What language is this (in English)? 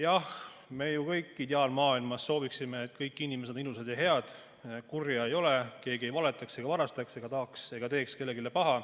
Estonian